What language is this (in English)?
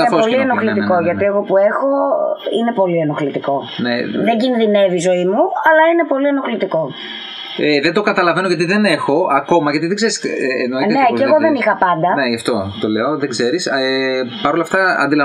Greek